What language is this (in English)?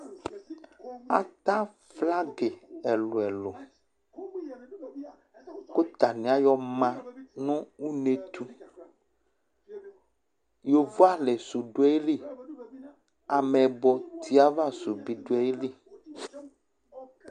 Ikposo